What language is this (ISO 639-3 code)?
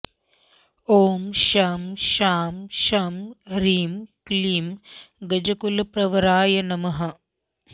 san